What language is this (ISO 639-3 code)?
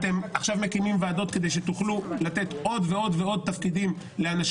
heb